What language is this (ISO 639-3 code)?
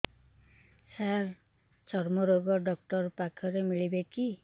ori